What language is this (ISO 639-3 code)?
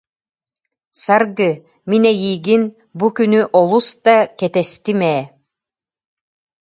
sah